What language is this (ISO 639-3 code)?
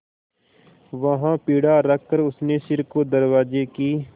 hin